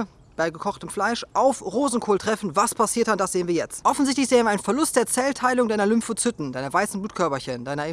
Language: German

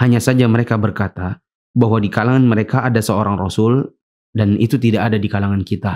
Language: Indonesian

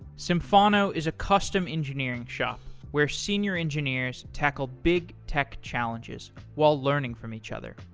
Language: English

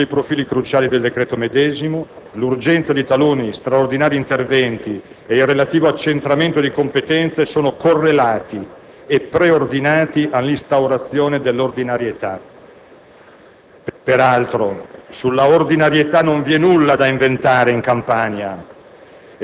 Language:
Italian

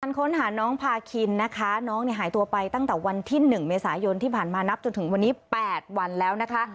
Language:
Thai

